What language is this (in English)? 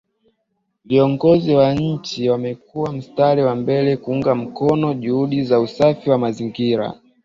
Swahili